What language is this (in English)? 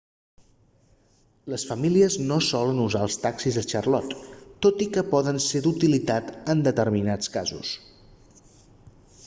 Catalan